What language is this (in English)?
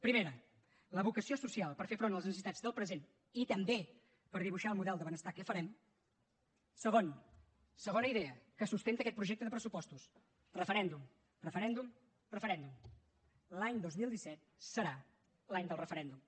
Catalan